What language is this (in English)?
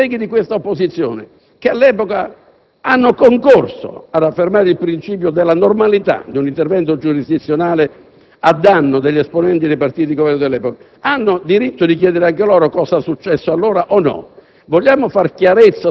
Italian